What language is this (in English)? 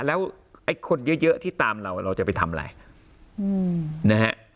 Thai